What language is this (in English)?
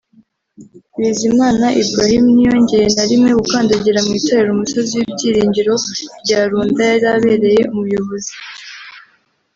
Kinyarwanda